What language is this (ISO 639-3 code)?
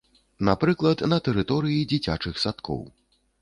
bel